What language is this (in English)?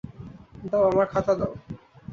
Bangla